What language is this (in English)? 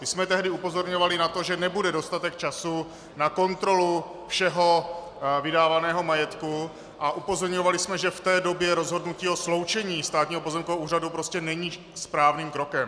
Czech